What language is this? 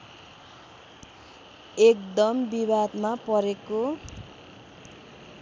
Nepali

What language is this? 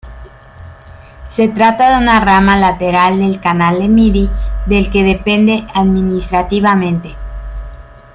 Spanish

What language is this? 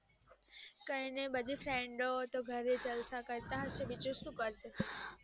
Gujarati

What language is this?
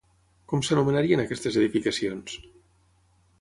Catalan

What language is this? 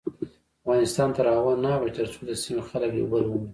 Pashto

